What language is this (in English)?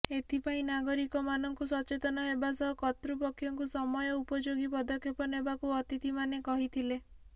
Odia